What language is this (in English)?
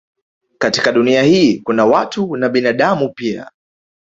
Swahili